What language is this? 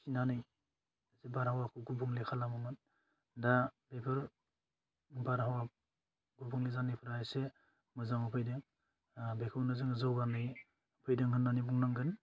Bodo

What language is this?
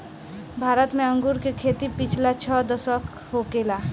Bhojpuri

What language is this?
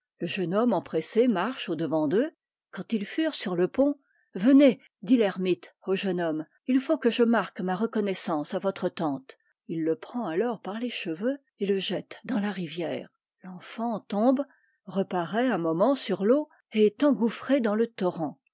French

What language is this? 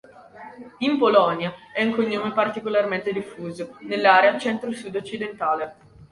Italian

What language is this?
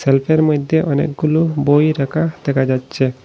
Bangla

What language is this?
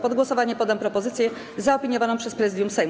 Polish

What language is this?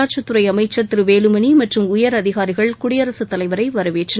Tamil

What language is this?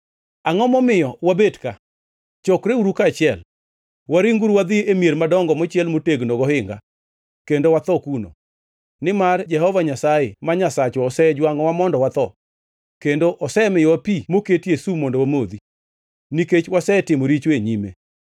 Luo (Kenya and Tanzania)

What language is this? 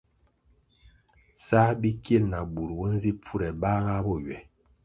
Kwasio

